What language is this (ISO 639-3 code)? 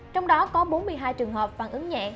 vie